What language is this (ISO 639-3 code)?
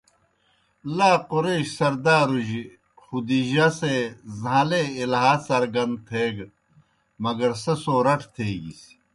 plk